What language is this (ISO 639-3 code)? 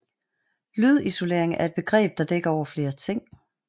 dan